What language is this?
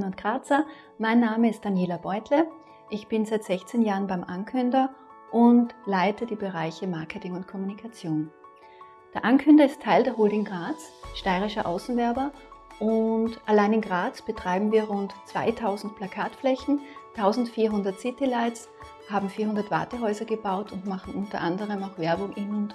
German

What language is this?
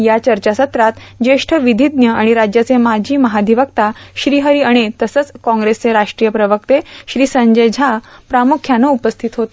Marathi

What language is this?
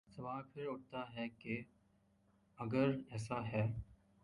Urdu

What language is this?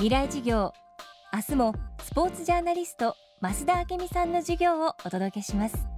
Japanese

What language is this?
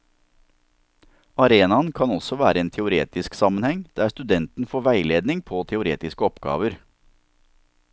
Norwegian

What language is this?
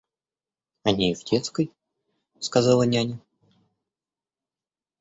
Russian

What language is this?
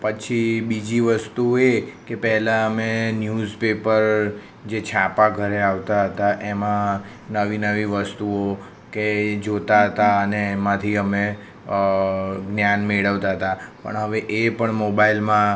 Gujarati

